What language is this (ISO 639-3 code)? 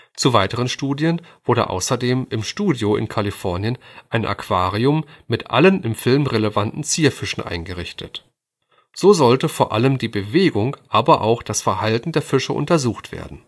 deu